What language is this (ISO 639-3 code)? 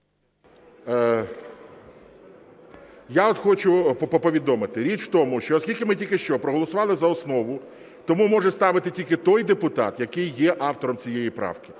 ukr